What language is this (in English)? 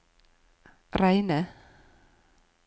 Norwegian